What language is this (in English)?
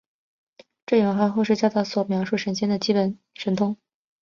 Chinese